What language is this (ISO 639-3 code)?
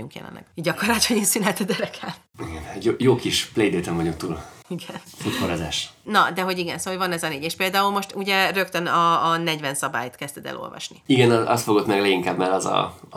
hun